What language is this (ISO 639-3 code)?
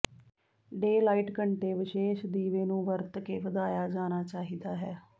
pan